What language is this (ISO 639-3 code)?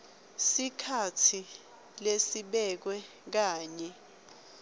ssw